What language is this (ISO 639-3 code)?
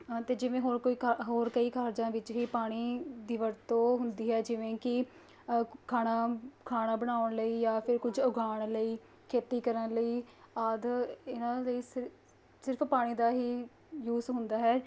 pan